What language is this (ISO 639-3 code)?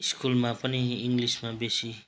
nep